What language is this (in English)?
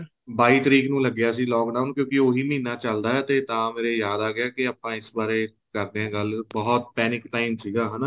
Punjabi